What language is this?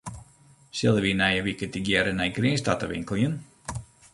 Western Frisian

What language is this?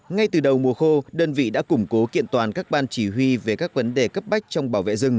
Vietnamese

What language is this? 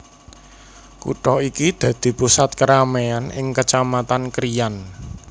Javanese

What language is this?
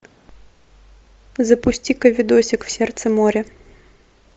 Russian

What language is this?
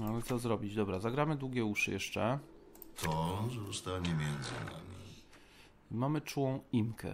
Polish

